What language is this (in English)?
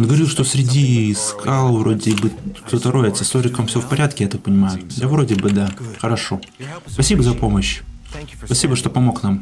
Russian